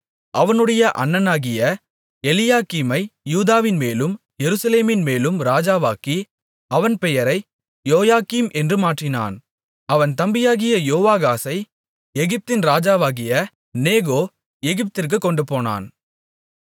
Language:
Tamil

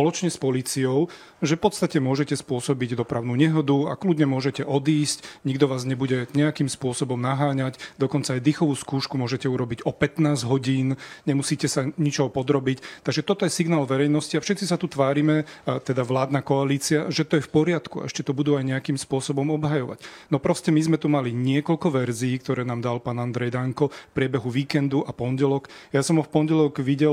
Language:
Slovak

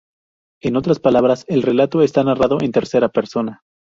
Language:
Spanish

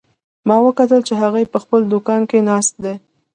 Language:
Pashto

